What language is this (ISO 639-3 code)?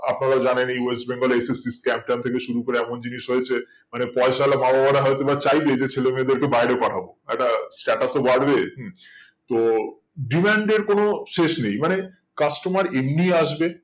ben